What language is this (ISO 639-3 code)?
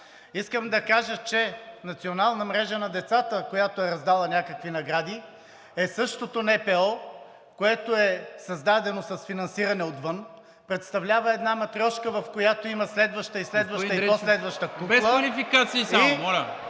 bul